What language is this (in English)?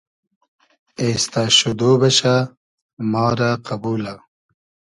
Hazaragi